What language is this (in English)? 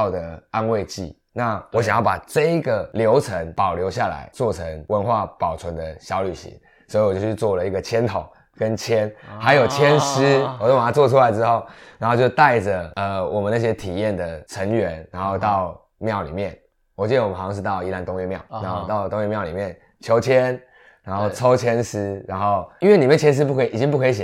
Chinese